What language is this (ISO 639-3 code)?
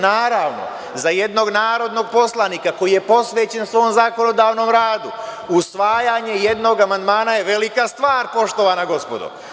srp